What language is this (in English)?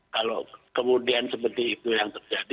Indonesian